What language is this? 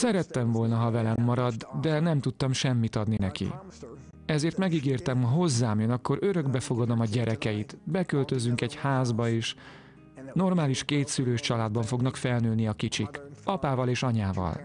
Hungarian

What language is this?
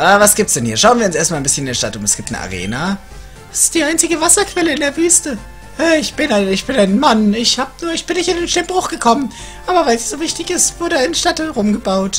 German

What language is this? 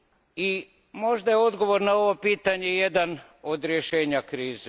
Croatian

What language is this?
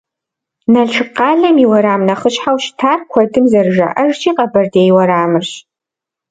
Kabardian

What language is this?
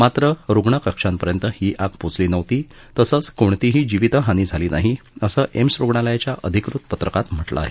Marathi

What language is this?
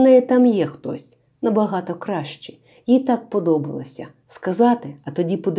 Ukrainian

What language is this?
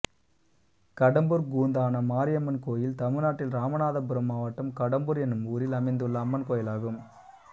Tamil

